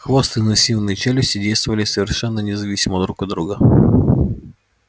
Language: Russian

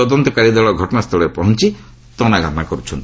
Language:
Odia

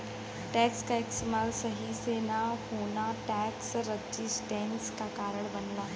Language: Bhojpuri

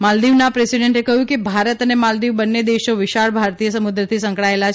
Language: Gujarati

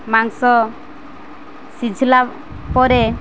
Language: Odia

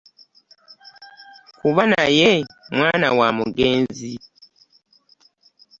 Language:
Ganda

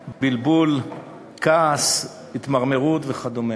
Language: Hebrew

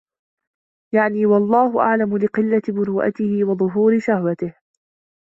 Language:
Arabic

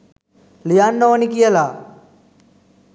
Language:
Sinhala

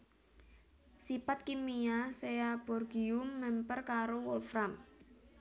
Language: Javanese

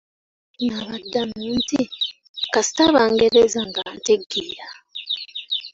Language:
Ganda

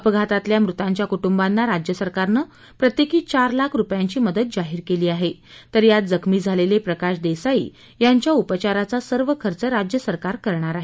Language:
Marathi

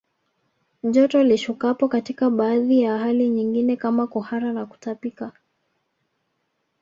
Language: Swahili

